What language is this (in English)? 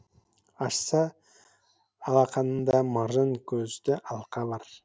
Kazakh